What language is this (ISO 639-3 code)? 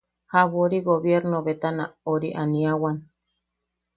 yaq